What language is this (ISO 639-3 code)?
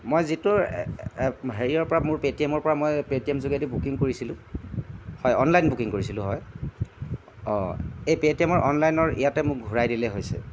asm